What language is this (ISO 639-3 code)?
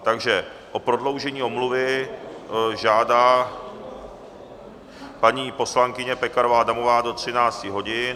ces